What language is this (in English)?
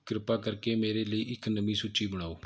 Punjabi